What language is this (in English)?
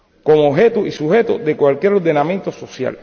Spanish